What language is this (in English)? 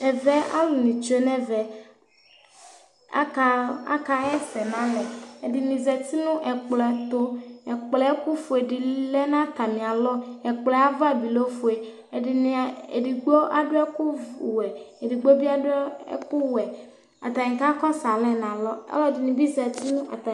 Ikposo